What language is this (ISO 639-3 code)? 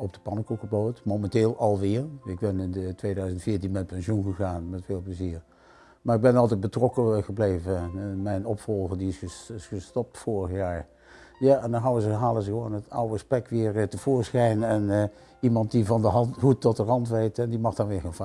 nld